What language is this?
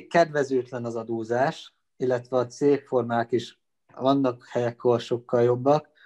Hungarian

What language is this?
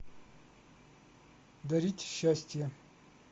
Russian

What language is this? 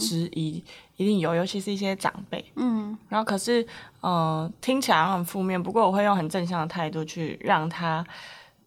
Chinese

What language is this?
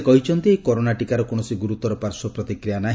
Odia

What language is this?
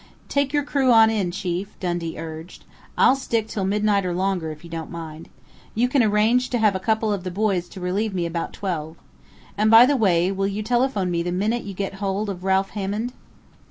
English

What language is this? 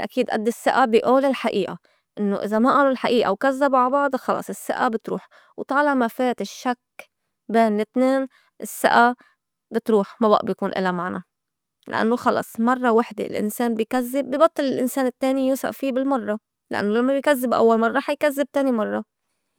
North Levantine Arabic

